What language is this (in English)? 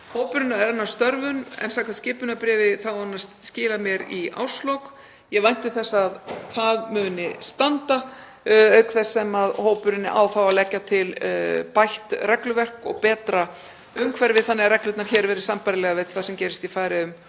Icelandic